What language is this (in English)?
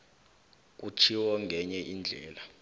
South Ndebele